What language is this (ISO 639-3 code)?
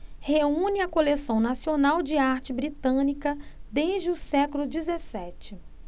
por